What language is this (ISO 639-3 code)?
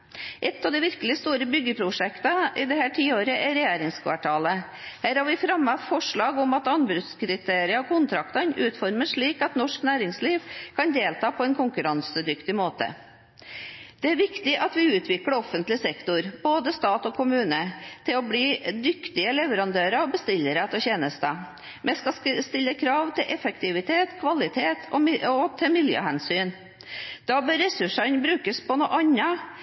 nob